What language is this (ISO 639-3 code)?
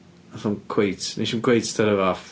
cym